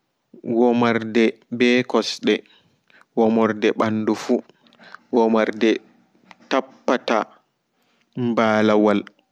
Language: Fula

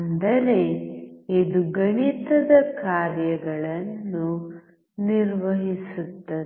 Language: Kannada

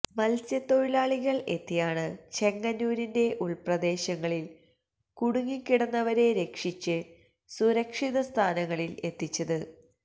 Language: Malayalam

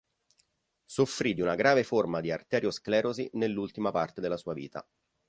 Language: Italian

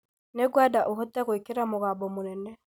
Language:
Kikuyu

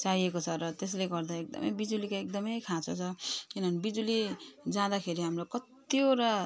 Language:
Nepali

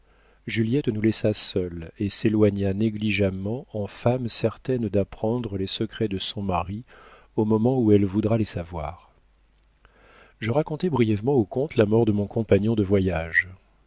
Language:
French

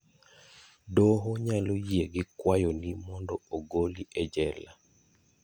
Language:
Luo (Kenya and Tanzania)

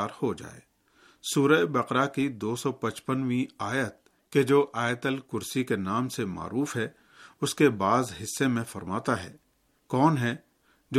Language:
Urdu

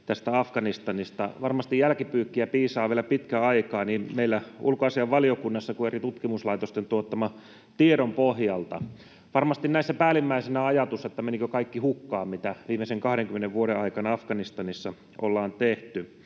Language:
Finnish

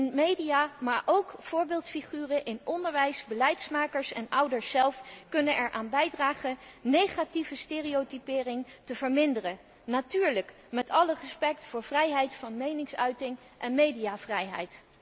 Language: Dutch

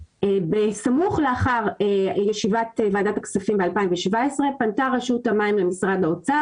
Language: Hebrew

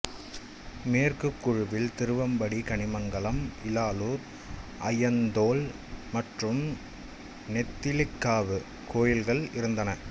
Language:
Tamil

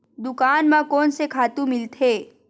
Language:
Chhattisgarhi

